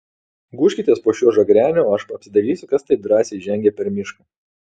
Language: Lithuanian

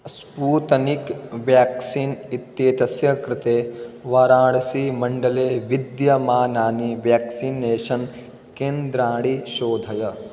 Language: Sanskrit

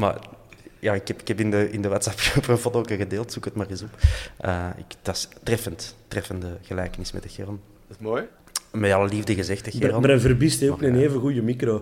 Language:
Dutch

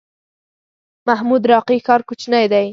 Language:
Pashto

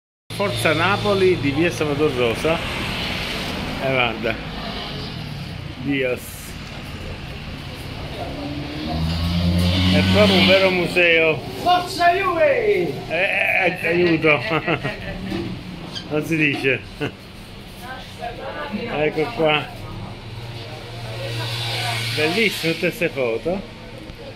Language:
Italian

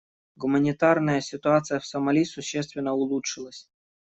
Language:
Russian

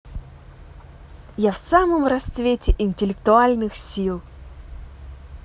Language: Russian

